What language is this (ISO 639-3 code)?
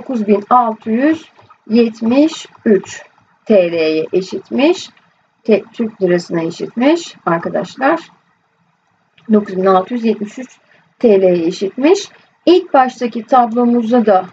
tur